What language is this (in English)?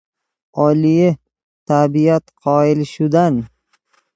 Persian